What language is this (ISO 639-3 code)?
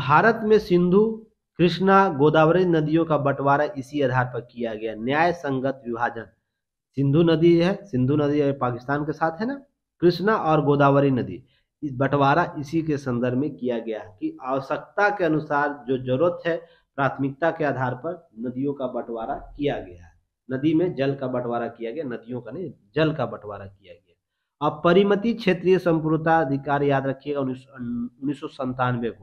hin